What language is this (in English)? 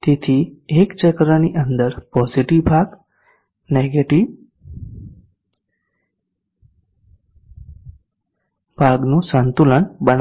Gujarati